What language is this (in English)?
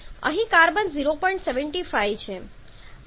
Gujarati